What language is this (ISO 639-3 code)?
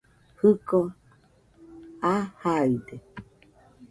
hux